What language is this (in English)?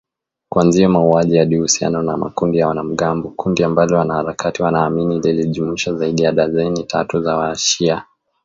Swahili